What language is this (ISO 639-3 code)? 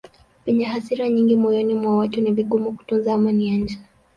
swa